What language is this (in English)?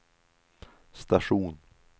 Swedish